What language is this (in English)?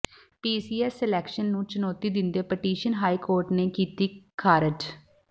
Punjabi